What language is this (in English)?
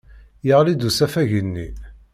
Kabyle